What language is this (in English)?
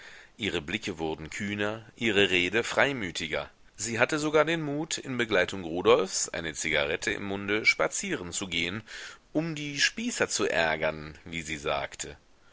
German